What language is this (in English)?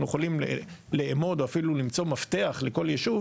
Hebrew